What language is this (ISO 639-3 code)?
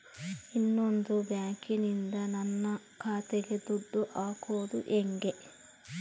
kan